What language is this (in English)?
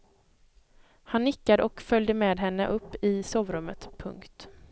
Swedish